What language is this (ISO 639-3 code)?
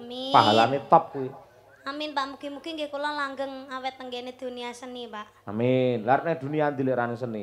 ind